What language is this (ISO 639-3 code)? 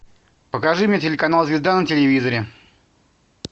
rus